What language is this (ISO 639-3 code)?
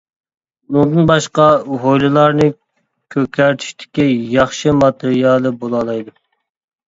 uig